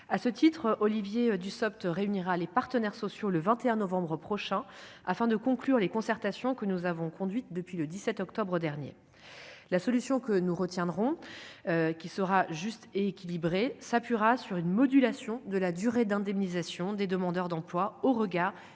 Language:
French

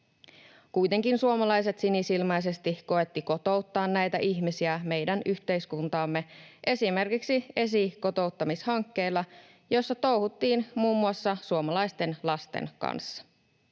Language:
Finnish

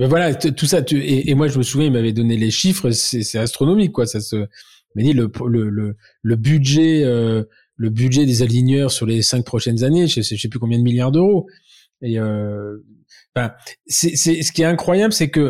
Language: French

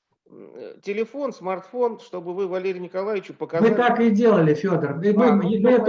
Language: Russian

